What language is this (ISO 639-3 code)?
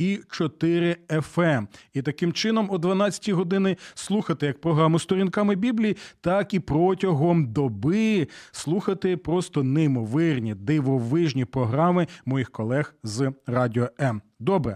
ukr